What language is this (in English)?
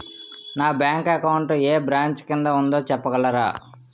Telugu